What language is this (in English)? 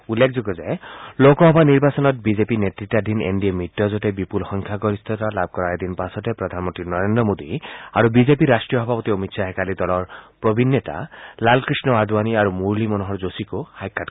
Assamese